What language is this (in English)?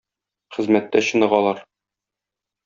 Tatar